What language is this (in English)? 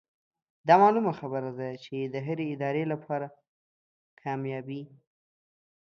Pashto